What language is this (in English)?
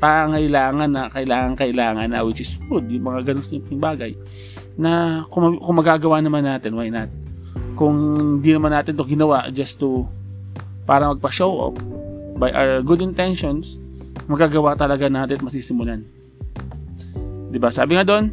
Filipino